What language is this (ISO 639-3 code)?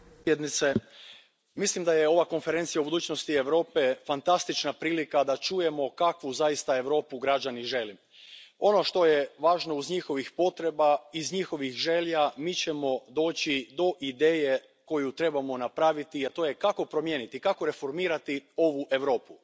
hrv